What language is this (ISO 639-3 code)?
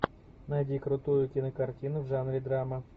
rus